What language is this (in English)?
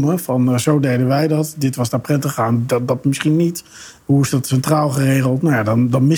Dutch